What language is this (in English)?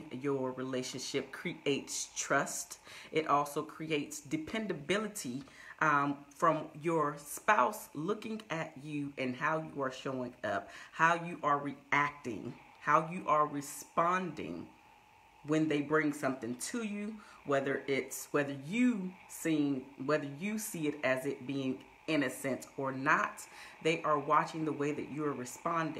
English